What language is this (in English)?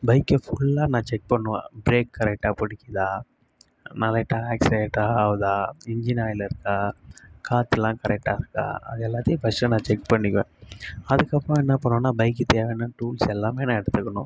Tamil